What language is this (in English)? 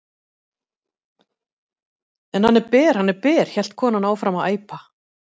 Icelandic